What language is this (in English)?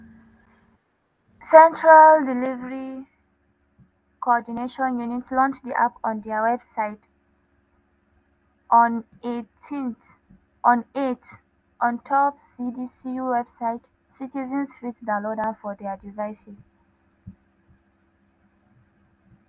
Nigerian Pidgin